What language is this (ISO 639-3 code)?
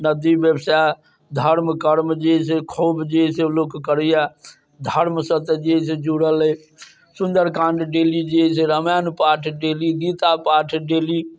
mai